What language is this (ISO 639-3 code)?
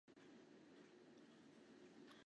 zho